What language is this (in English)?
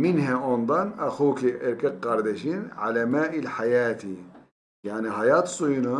Turkish